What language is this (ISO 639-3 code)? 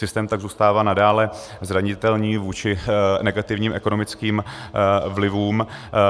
ces